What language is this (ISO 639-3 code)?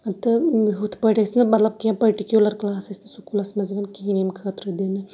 kas